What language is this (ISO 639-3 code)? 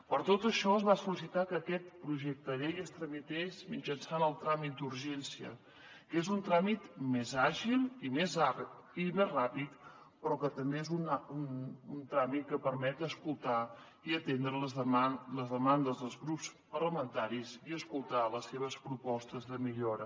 cat